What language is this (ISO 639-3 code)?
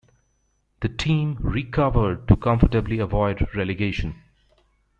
eng